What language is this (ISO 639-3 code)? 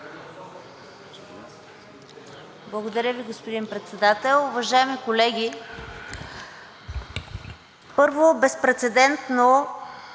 bul